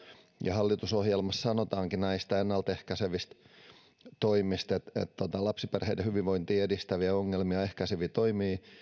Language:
Finnish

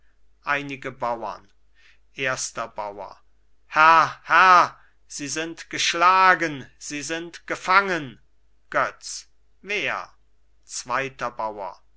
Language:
German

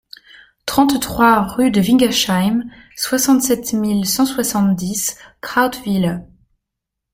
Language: French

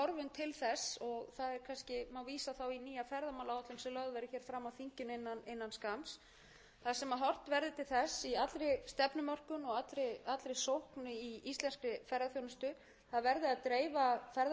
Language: Icelandic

